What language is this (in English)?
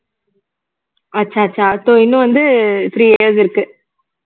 Tamil